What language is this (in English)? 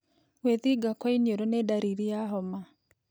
Kikuyu